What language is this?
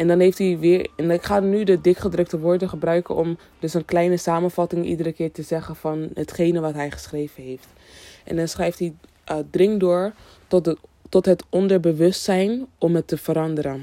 Dutch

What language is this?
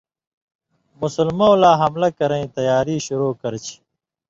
Indus Kohistani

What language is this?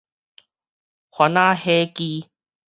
Min Nan Chinese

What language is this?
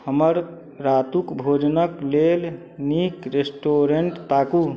Maithili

